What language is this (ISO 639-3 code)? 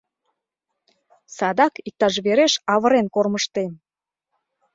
chm